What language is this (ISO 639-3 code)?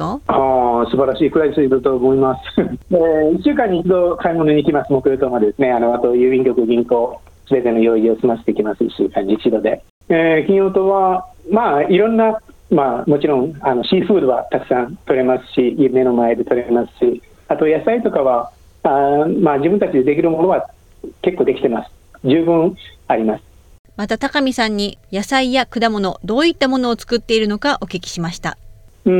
jpn